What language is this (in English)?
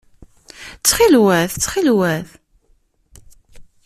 Kabyle